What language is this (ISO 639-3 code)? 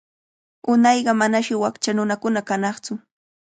qvl